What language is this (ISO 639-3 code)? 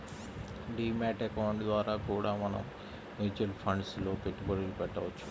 tel